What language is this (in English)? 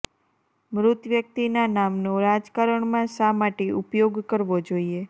Gujarati